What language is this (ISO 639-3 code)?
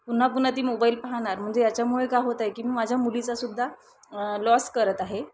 mar